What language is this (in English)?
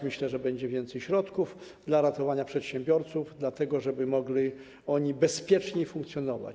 Polish